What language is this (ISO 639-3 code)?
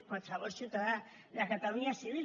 cat